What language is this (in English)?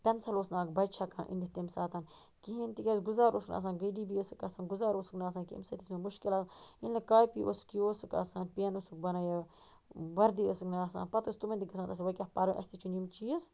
Kashmiri